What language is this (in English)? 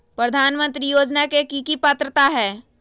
Magahi